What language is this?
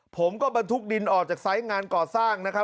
Thai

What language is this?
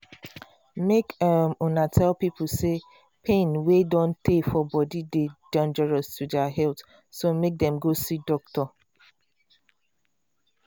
Nigerian Pidgin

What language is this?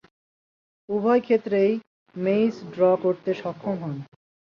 Bangla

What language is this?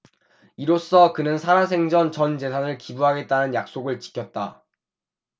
Korean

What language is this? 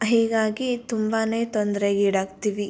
Kannada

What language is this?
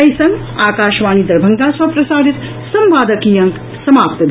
Maithili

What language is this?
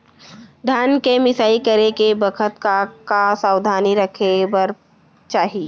Chhattisgarhi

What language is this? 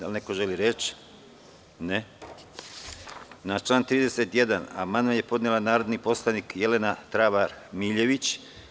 Serbian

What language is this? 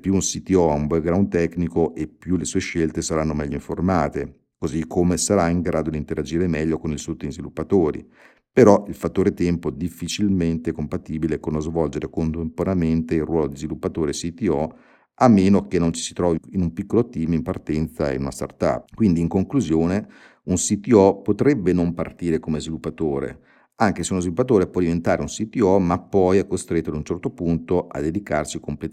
Italian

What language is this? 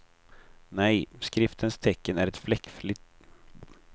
Swedish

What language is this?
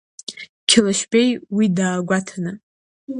Abkhazian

